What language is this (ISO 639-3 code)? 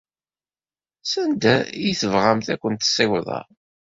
kab